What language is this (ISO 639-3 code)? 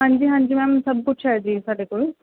pan